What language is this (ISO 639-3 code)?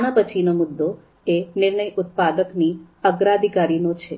guj